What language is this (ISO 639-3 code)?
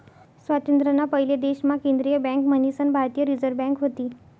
mar